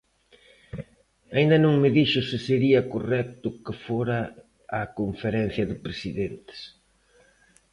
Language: Galician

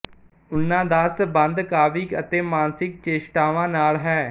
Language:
Punjabi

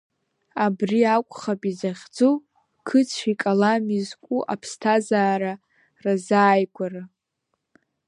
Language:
Abkhazian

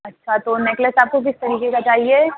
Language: Urdu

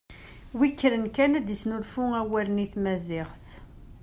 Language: Kabyle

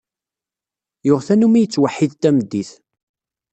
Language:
Kabyle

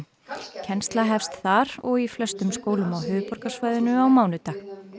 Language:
Icelandic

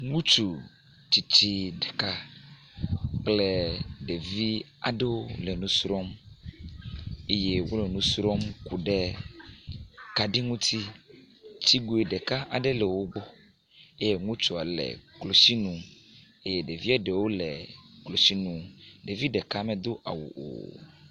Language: Ewe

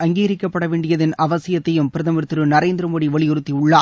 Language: Tamil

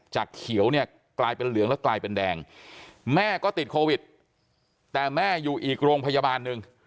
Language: Thai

